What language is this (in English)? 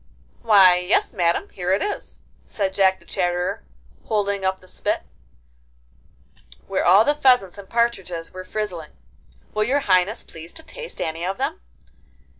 English